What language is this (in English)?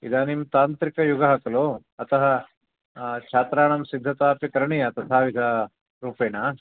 Sanskrit